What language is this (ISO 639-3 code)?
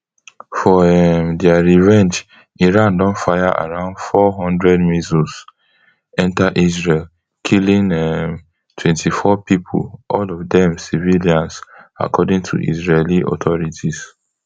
pcm